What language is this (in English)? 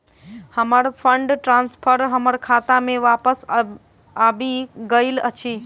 Maithili